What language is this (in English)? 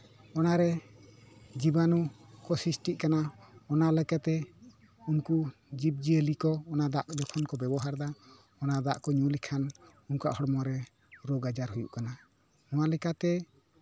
Santali